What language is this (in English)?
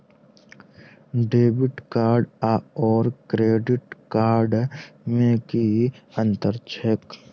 Maithili